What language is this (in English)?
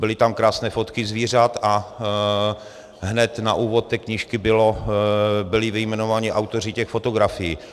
Czech